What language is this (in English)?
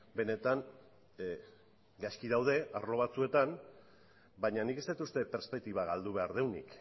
Basque